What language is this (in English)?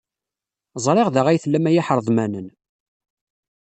Kabyle